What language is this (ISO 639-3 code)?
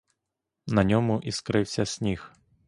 ukr